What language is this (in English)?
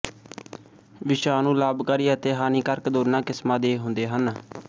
Punjabi